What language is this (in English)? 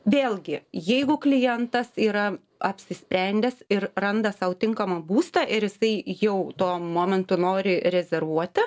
Lithuanian